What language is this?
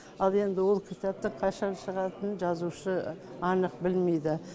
Kazakh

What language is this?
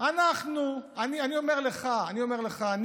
Hebrew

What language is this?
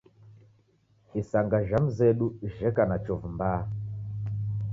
Taita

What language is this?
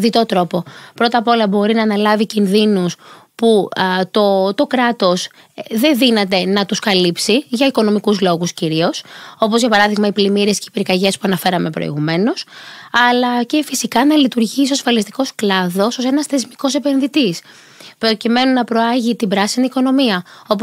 Greek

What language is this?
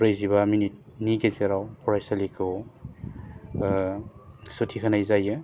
Bodo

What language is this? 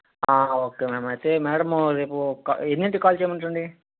Telugu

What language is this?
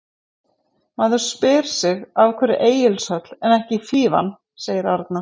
Icelandic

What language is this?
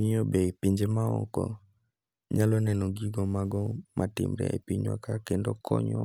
Luo (Kenya and Tanzania)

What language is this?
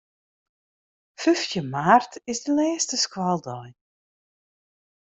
Western Frisian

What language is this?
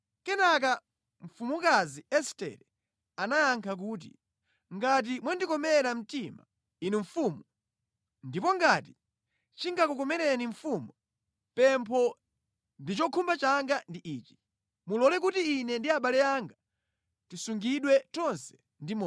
Nyanja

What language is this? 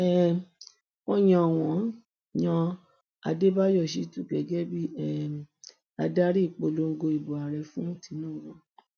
Yoruba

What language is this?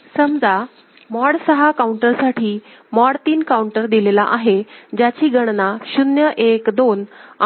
Marathi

